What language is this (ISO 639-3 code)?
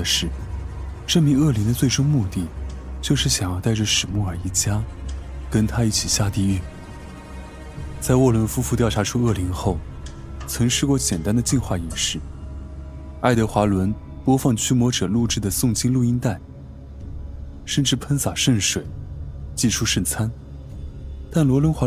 zho